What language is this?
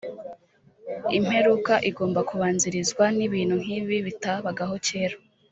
Kinyarwanda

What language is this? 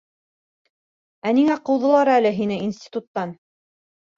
Bashkir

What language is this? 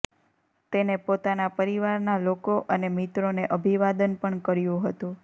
Gujarati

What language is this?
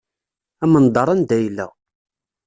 Kabyle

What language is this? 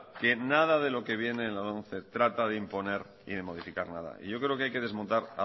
Spanish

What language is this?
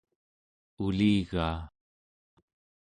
Central Yupik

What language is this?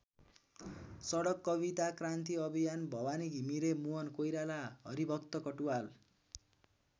Nepali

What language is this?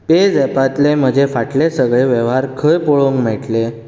Konkani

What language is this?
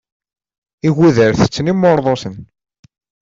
Kabyle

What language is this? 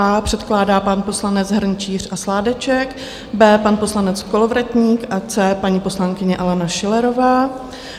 Czech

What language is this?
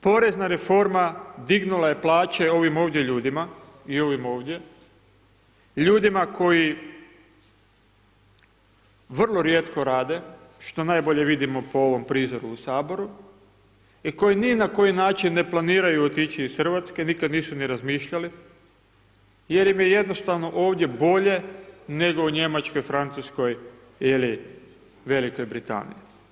Croatian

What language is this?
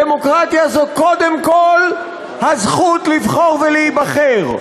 Hebrew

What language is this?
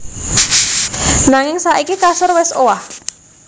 Javanese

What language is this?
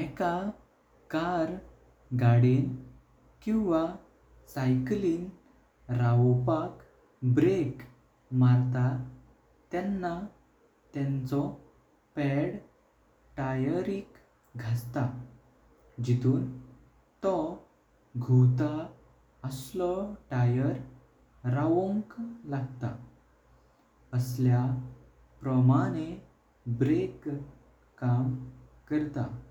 Konkani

